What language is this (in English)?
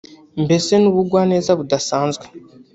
Kinyarwanda